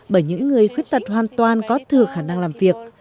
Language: Vietnamese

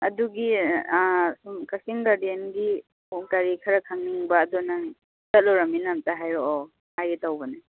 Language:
Manipuri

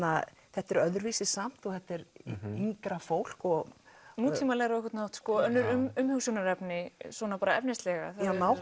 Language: Icelandic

